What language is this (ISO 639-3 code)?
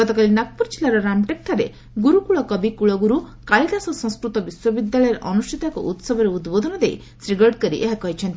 ori